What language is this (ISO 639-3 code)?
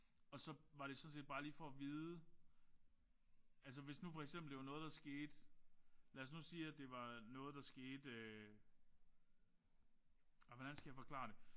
dan